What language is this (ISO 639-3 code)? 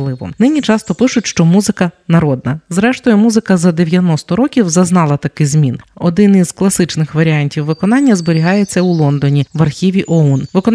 ukr